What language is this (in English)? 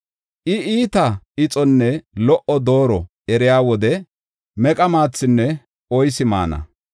Gofa